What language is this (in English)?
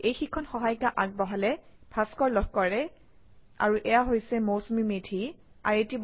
Assamese